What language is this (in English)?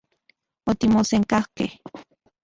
Central Puebla Nahuatl